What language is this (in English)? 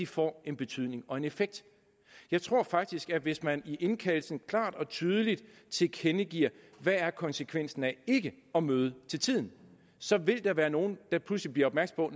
Danish